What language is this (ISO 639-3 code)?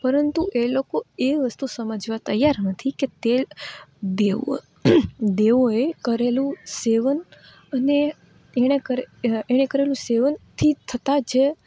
guj